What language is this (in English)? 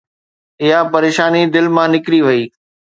Sindhi